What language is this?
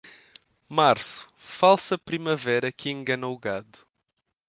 Portuguese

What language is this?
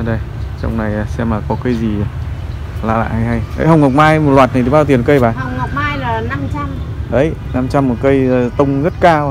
Vietnamese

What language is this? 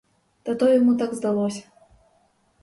Ukrainian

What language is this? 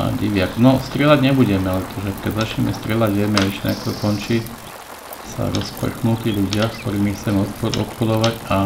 Slovak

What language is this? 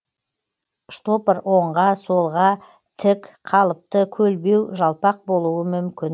Kazakh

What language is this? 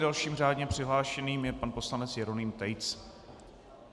Czech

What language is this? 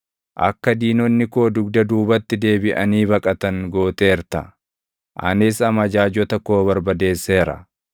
Oromo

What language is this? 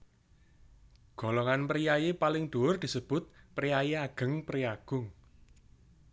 Javanese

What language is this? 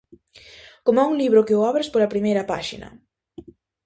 Galician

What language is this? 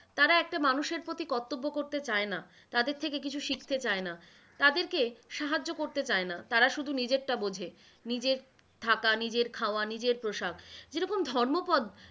Bangla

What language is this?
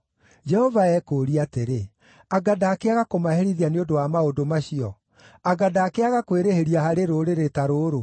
Kikuyu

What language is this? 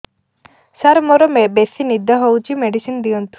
Odia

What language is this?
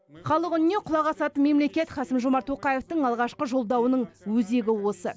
Kazakh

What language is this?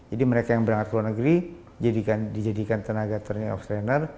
Indonesian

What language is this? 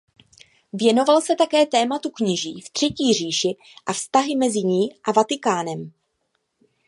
Czech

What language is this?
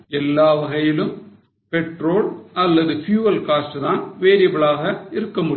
Tamil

